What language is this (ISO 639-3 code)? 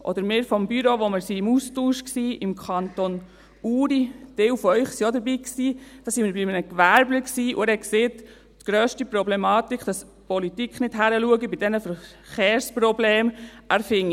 gsw